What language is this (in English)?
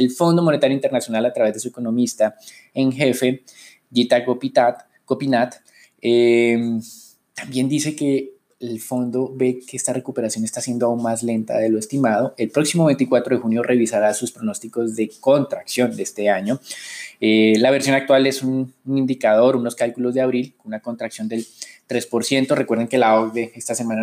Spanish